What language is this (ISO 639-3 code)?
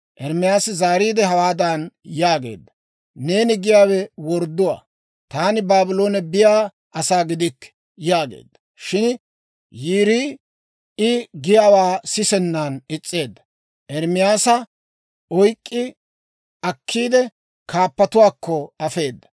dwr